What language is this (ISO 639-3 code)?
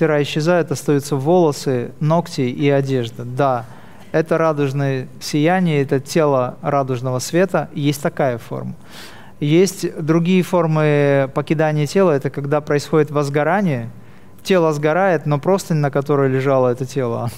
rus